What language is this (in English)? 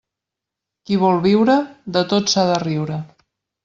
Catalan